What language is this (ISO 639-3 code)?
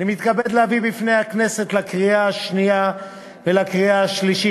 heb